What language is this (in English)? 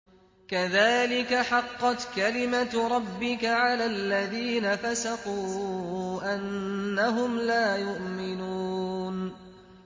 Arabic